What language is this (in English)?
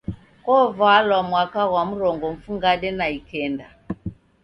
Taita